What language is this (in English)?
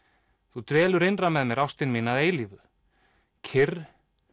Icelandic